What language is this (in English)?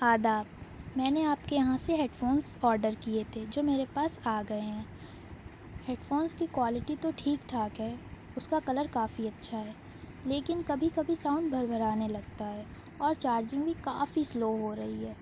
Urdu